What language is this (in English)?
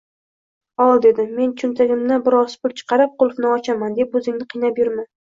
Uzbek